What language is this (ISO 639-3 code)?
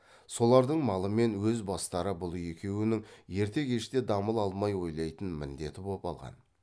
kaz